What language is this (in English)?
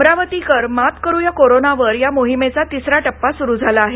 Marathi